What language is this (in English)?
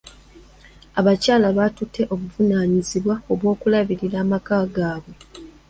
Ganda